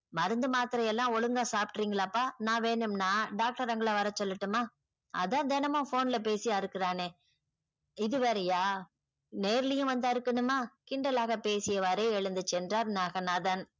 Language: Tamil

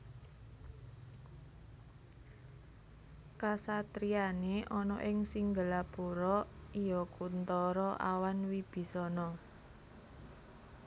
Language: Javanese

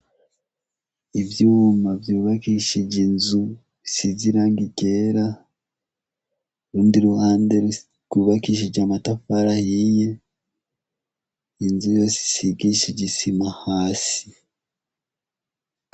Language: Rundi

